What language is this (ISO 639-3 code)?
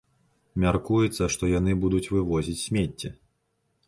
bel